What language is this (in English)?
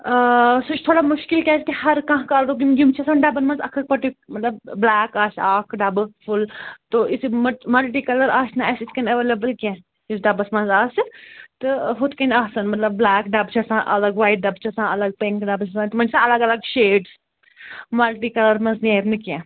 Kashmiri